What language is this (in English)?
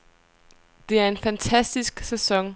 Danish